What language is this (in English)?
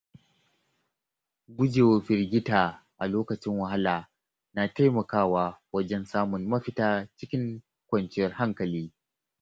Hausa